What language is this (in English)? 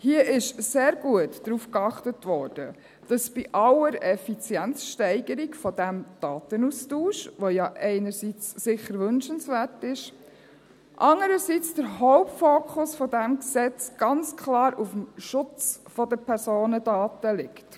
Swiss German